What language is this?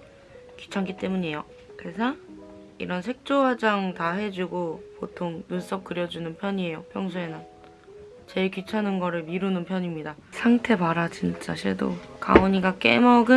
Korean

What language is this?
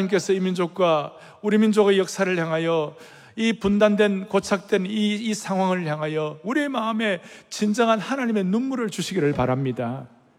Korean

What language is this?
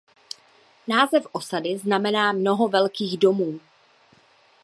Czech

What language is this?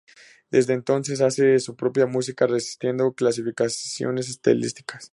Spanish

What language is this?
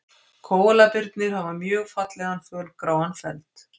Icelandic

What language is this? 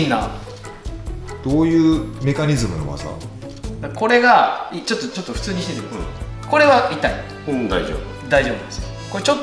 Japanese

